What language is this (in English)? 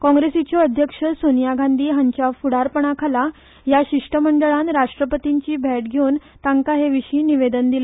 Konkani